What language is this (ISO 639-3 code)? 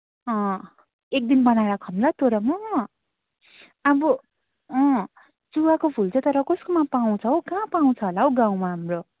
nep